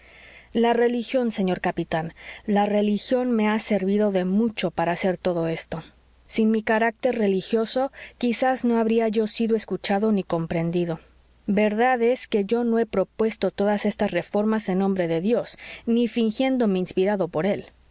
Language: Spanish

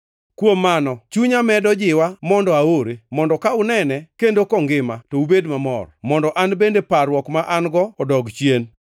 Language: Luo (Kenya and Tanzania)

